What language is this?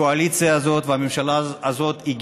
Hebrew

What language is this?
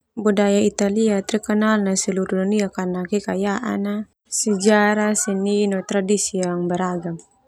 Termanu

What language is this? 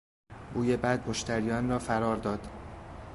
Persian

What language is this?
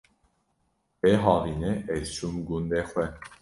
Kurdish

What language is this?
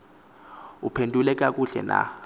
Xhosa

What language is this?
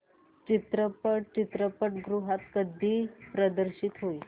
Marathi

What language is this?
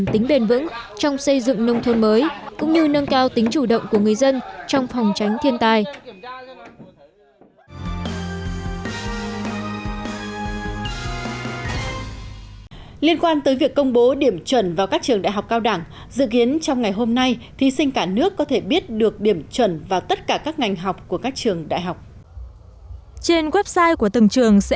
Vietnamese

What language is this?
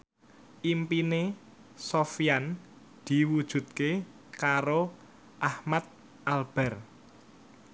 Javanese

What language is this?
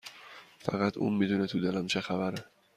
Persian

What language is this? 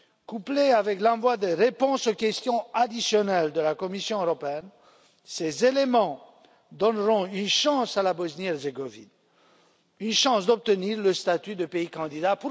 French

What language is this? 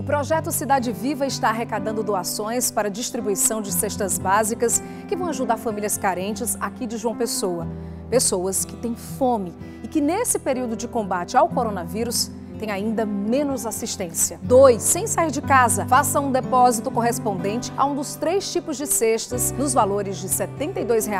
Portuguese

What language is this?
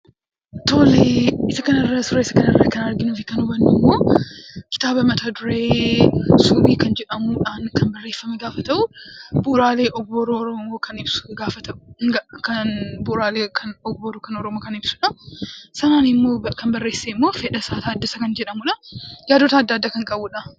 Oromo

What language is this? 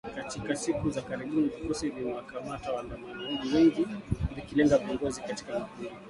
Swahili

